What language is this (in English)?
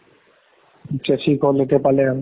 Assamese